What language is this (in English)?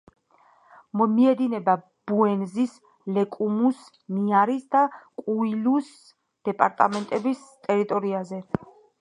Georgian